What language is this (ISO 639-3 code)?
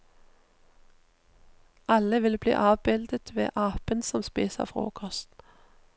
nor